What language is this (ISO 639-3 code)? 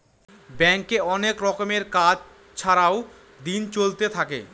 ben